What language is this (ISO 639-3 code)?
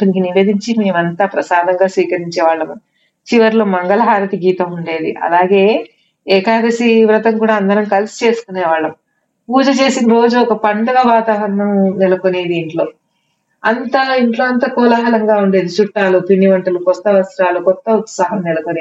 tel